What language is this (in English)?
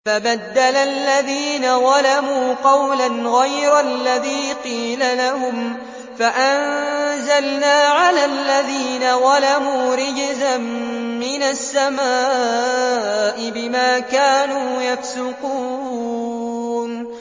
Arabic